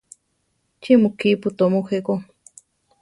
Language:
Central Tarahumara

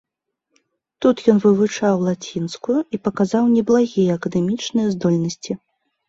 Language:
Belarusian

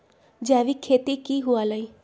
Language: Magahi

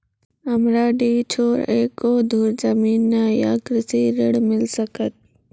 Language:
Maithili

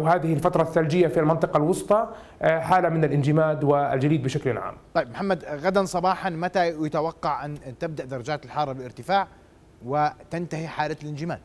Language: Arabic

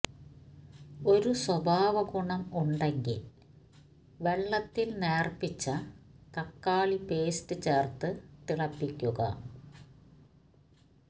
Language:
Malayalam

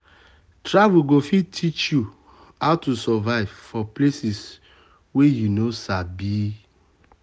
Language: Nigerian Pidgin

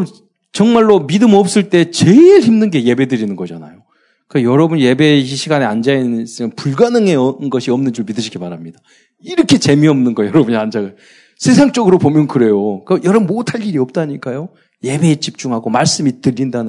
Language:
Korean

